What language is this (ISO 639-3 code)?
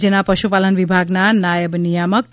guj